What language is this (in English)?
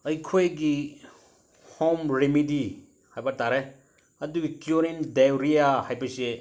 Manipuri